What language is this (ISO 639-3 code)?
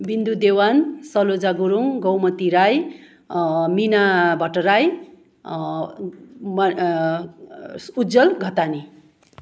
nep